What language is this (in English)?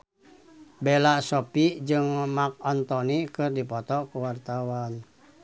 Sundanese